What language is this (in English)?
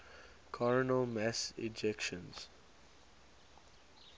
English